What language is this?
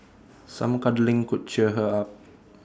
English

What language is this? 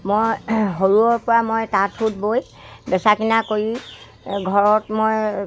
Assamese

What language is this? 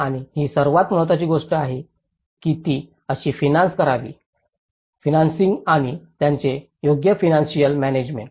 Marathi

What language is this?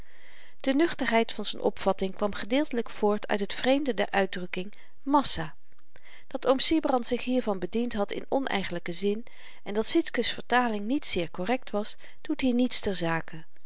Dutch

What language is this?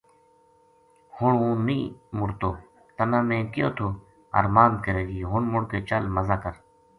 Gujari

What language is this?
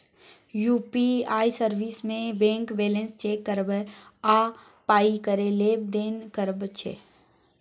Maithili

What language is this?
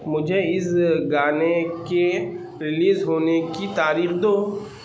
Urdu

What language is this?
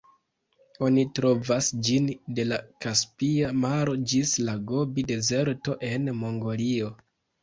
Esperanto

